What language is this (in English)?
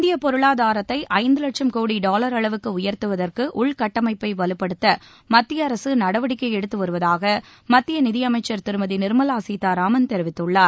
Tamil